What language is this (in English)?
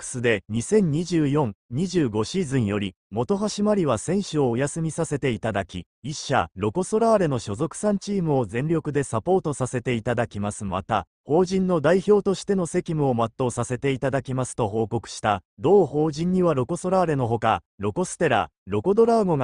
Japanese